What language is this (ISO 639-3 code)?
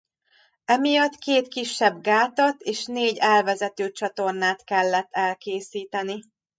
hun